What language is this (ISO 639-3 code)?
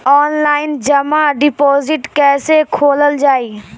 bho